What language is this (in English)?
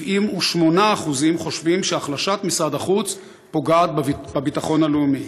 Hebrew